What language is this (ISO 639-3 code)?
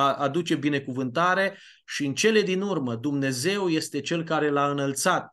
ron